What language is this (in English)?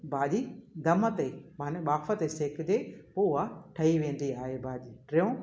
Sindhi